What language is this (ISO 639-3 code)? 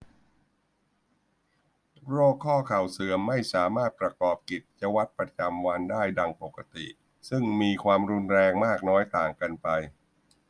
tha